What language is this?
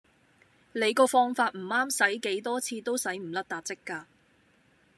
Cantonese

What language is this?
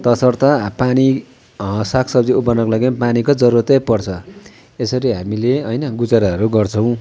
Nepali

